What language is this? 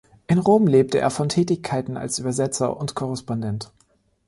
German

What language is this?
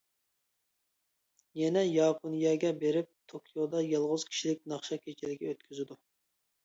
Uyghur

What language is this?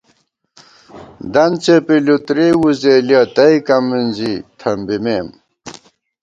Gawar-Bati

